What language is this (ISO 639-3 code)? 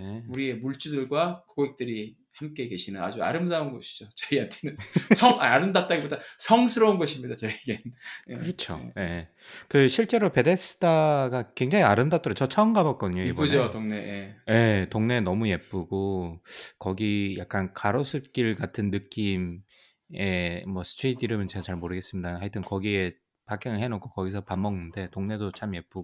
kor